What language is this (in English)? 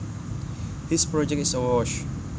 Javanese